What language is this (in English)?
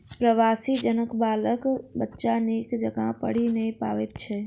Maithili